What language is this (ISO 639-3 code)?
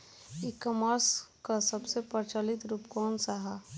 bho